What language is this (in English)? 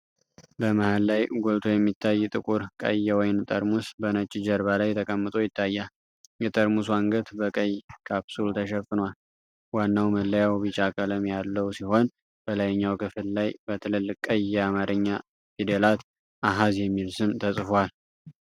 Amharic